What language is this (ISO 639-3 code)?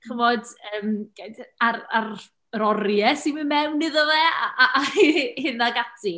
cym